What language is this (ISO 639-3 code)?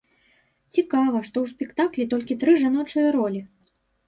bel